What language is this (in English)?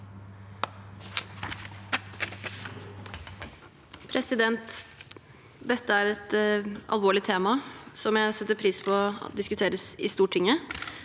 Norwegian